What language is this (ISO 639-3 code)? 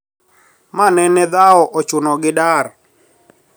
luo